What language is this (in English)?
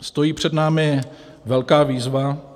Czech